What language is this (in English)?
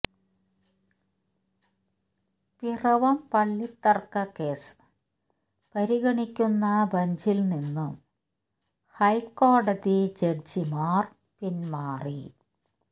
Malayalam